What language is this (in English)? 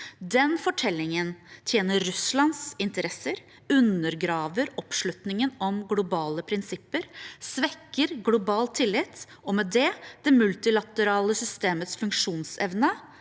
Norwegian